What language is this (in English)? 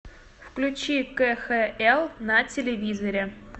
Russian